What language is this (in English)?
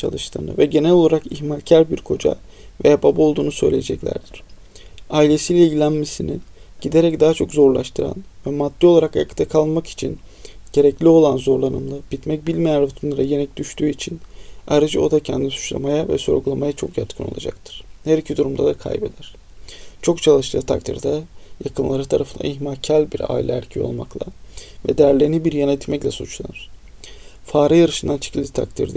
Turkish